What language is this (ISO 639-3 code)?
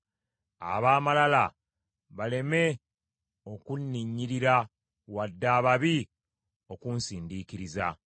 lug